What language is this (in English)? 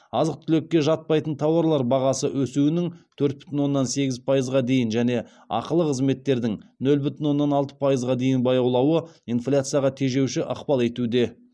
Kazakh